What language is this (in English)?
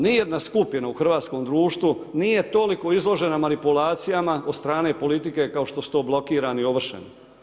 Croatian